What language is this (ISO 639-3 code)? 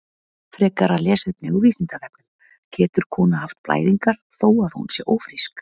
isl